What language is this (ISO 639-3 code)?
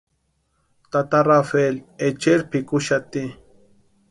pua